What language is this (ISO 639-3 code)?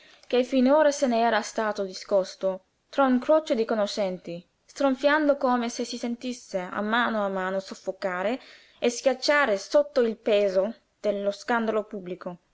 ita